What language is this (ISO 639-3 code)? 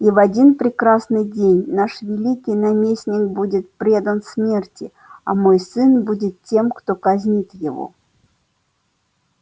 rus